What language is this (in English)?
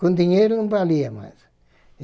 Portuguese